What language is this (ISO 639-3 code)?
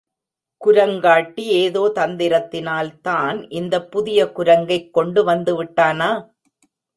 tam